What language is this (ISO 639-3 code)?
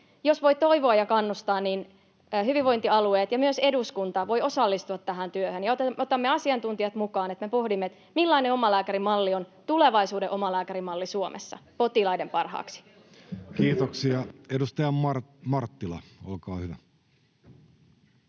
fin